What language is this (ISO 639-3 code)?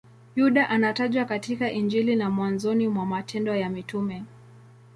swa